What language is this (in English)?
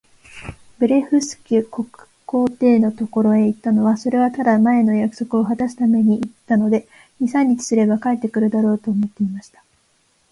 Japanese